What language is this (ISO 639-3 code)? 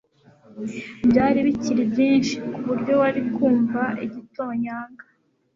kin